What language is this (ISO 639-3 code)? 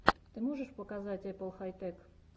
rus